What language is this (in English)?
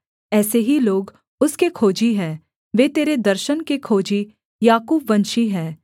Hindi